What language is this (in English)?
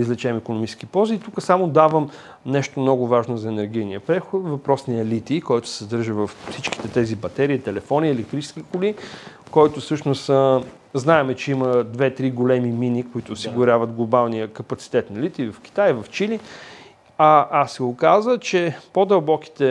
Bulgarian